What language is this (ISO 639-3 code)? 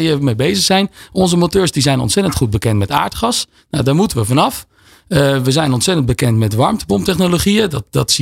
nld